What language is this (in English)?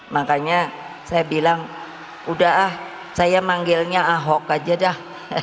Indonesian